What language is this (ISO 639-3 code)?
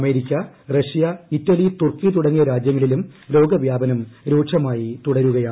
mal